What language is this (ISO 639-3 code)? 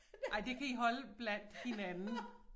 dan